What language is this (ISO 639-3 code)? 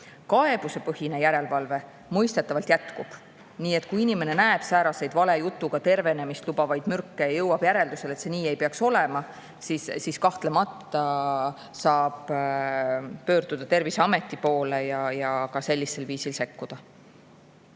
est